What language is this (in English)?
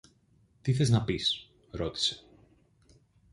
Greek